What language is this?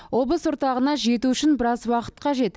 Kazakh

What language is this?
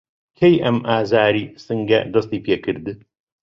Central Kurdish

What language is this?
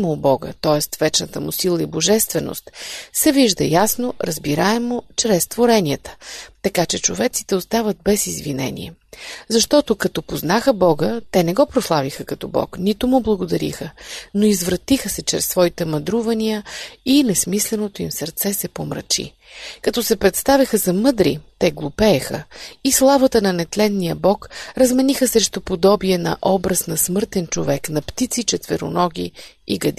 Bulgarian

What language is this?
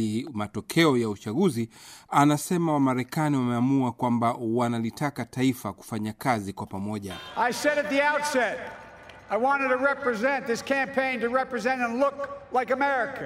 Swahili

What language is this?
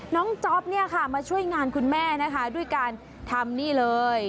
Thai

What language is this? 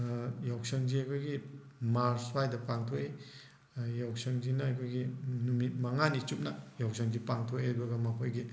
Manipuri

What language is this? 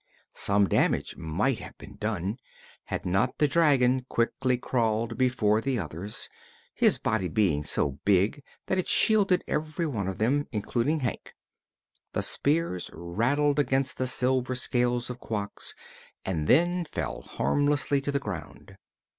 English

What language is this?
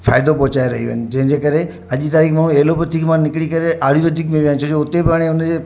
Sindhi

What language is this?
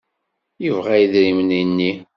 Kabyle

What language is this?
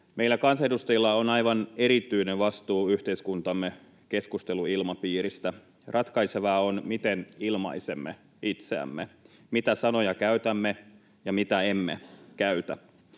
Finnish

